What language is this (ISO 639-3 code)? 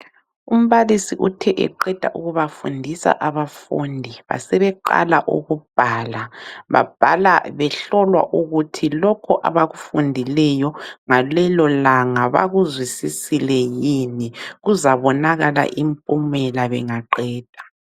nde